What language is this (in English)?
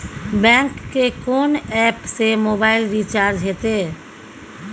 Maithili